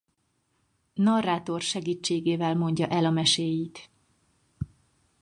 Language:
Hungarian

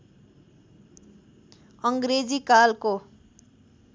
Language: Nepali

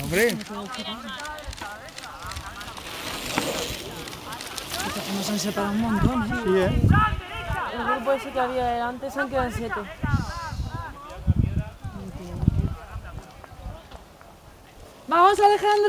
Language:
Spanish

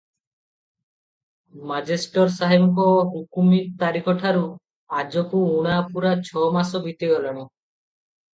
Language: Odia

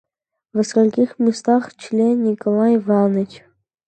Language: Russian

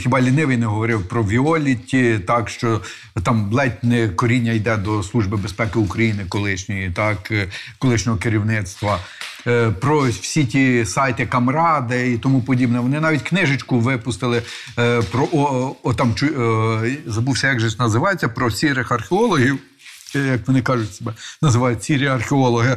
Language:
Ukrainian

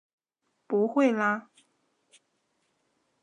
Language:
Chinese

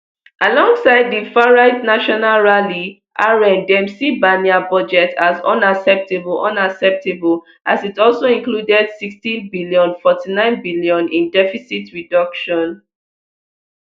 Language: Nigerian Pidgin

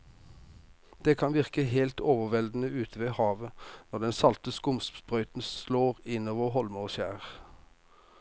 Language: Norwegian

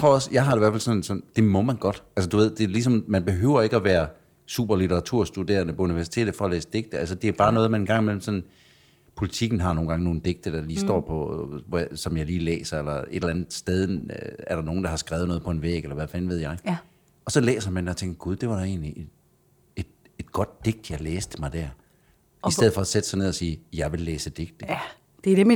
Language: Danish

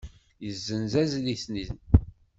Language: Kabyle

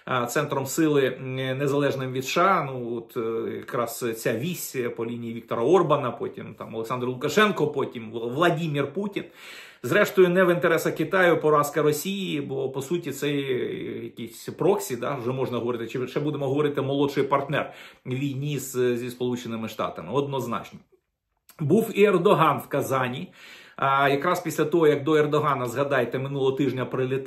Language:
Ukrainian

